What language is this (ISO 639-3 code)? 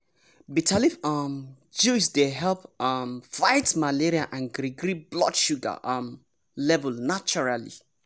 pcm